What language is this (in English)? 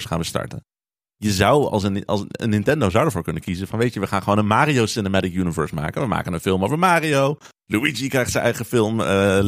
Dutch